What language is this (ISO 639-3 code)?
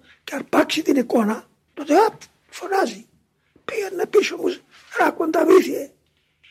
ell